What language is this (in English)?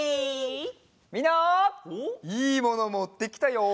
Japanese